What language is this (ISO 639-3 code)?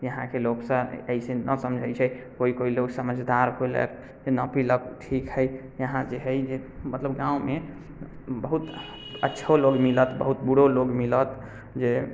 mai